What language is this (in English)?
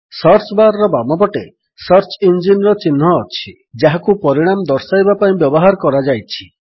Odia